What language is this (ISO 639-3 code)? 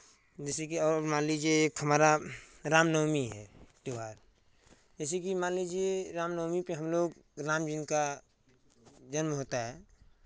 hin